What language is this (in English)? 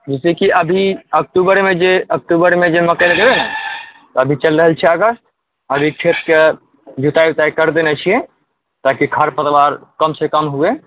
Maithili